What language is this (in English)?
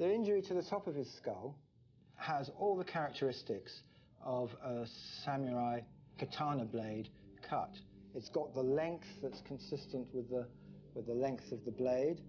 English